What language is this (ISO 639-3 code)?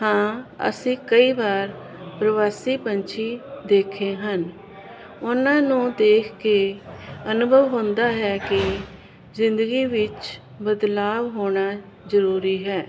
pan